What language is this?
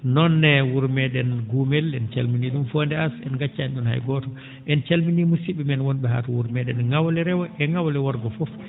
Fula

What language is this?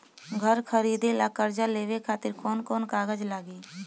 Bhojpuri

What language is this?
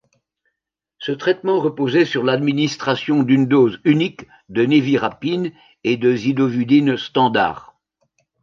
French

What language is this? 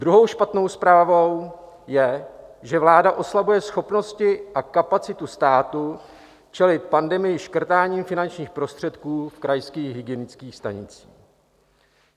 Czech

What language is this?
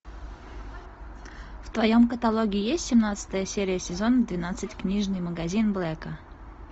Russian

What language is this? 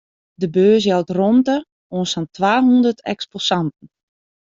Western Frisian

